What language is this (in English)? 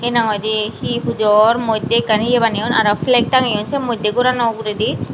Chakma